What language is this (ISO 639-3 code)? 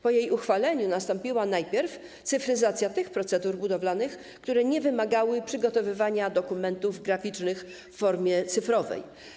pol